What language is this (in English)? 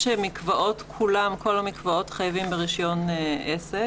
Hebrew